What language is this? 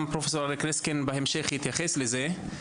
Hebrew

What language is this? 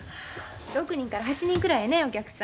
Japanese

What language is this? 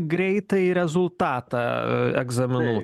Lithuanian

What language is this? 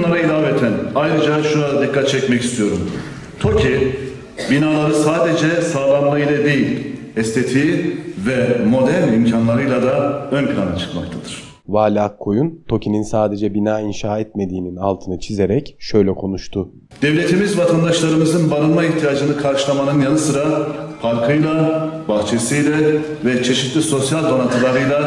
Turkish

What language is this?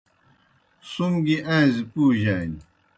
Kohistani Shina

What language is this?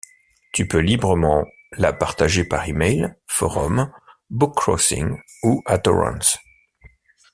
French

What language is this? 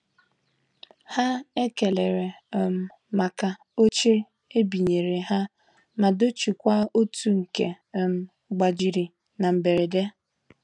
Igbo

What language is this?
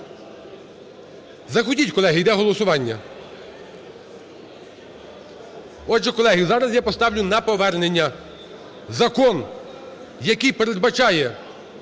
Ukrainian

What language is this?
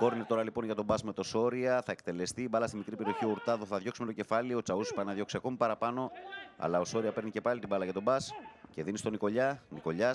Greek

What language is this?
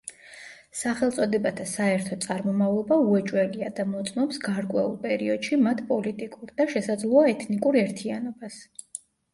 Georgian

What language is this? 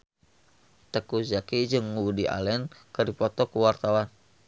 Sundanese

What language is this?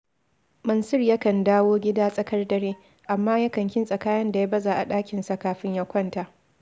Hausa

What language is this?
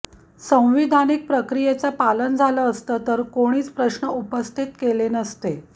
Marathi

